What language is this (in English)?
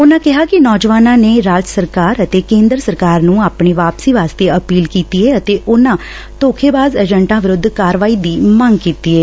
Punjabi